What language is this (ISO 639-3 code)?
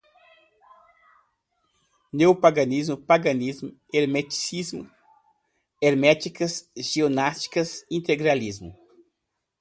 por